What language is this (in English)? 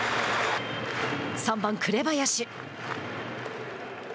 Japanese